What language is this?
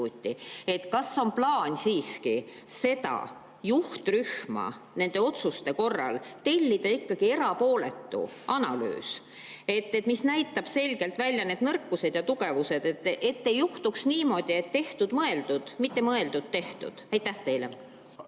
Estonian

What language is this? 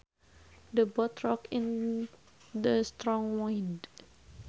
Sundanese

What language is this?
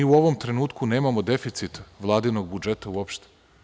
Serbian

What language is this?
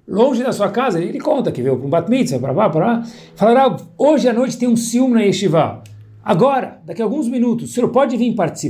Portuguese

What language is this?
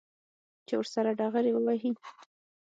Pashto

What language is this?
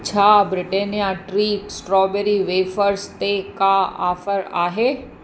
Sindhi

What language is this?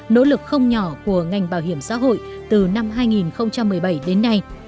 Vietnamese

